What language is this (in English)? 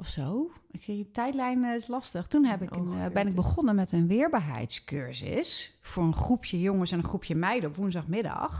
Dutch